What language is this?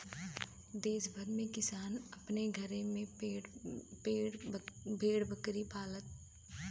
Bhojpuri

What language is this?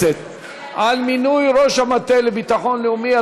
Hebrew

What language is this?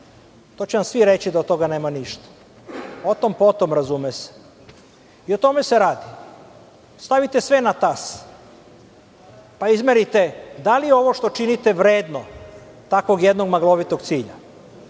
Serbian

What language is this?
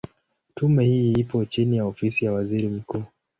Swahili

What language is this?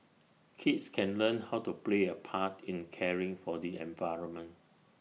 English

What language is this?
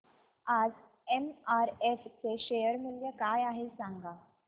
Marathi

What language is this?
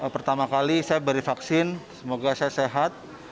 Indonesian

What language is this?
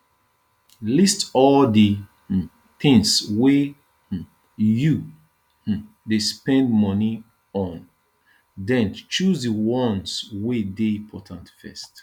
Nigerian Pidgin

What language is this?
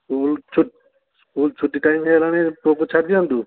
Odia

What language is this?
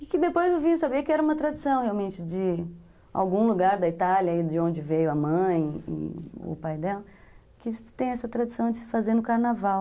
Portuguese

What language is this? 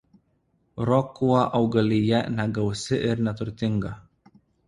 Lithuanian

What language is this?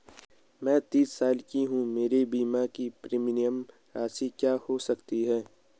Hindi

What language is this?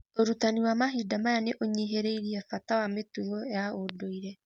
Kikuyu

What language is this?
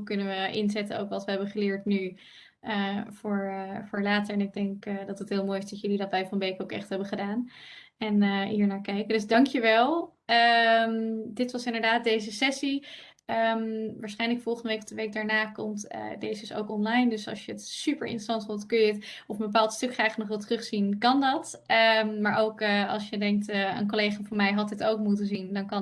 Dutch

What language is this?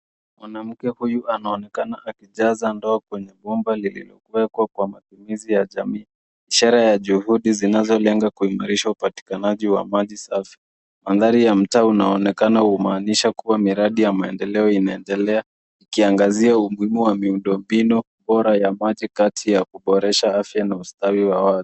Swahili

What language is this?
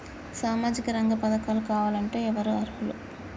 Telugu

